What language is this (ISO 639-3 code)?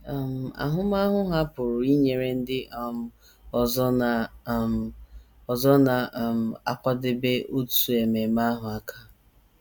ibo